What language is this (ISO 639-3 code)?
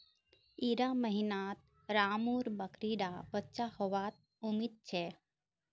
mag